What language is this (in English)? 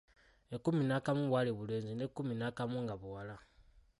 Ganda